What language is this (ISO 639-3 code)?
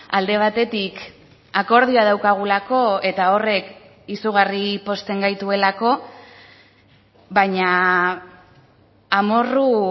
eus